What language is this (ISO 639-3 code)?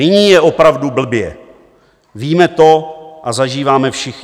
ces